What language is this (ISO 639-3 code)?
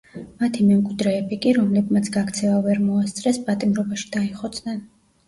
kat